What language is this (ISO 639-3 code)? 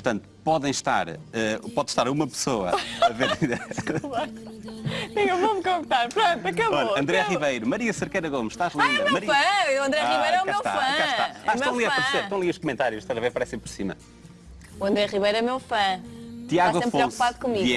por